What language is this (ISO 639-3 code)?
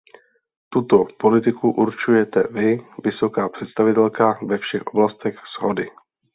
ces